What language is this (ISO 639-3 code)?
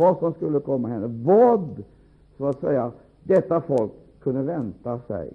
swe